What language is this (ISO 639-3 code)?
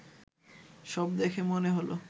ben